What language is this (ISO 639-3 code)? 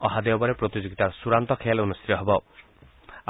asm